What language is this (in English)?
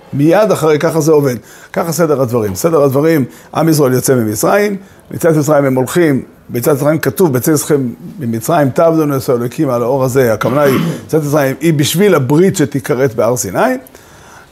Hebrew